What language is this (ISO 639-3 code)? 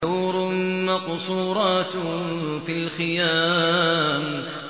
ara